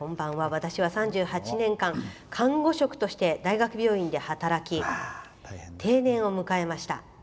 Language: Japanese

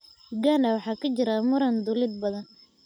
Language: Somali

